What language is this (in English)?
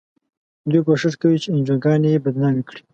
Pashto